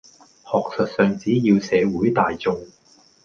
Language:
Cantonese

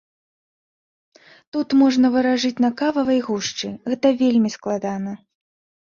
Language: Belarusian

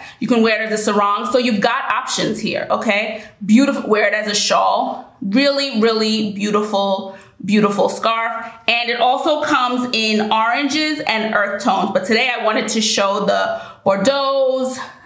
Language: English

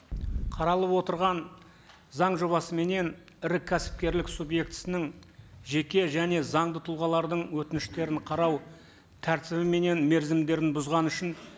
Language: Kazakh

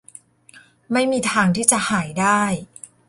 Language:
Thai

